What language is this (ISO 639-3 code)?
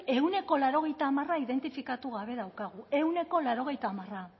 eus